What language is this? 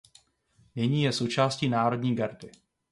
Czech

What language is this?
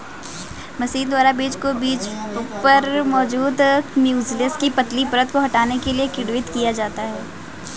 Hindi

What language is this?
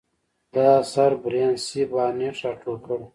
Pashto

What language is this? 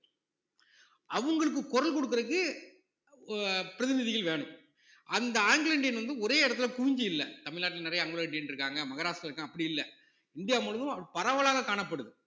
Tamil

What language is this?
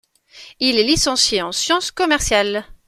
French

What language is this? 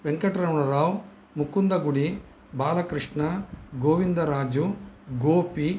Sanskrit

